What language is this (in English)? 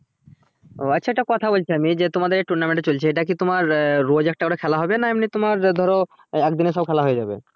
Bangla